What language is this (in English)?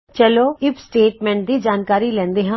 Punjabi